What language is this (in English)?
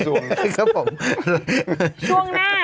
Thai